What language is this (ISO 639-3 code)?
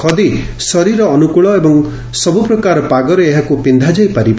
ori